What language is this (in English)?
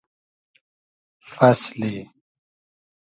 Hazaragi